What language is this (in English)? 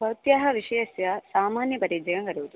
Sanskrit